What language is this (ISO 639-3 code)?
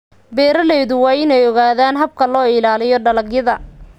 som